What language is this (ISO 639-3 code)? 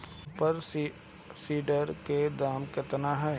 bho